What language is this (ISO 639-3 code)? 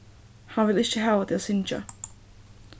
fao